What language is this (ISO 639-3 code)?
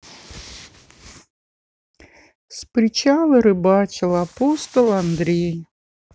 rus